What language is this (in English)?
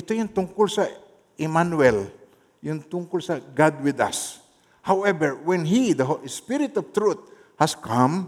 Filipino